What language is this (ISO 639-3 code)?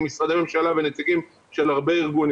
heb